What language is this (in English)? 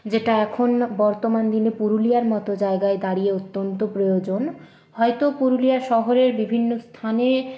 Bangla